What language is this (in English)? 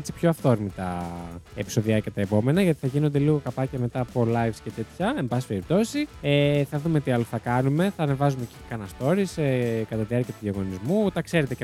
Greek